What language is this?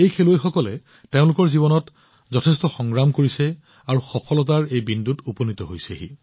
Assamese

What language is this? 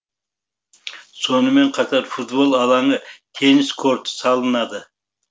Kazakh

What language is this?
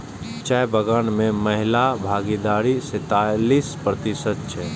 Maithili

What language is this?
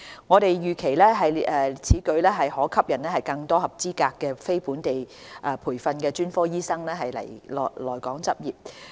Cantonese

